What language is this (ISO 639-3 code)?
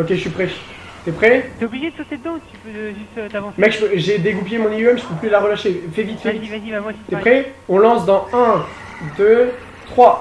fra